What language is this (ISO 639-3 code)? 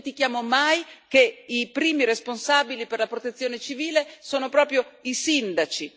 ita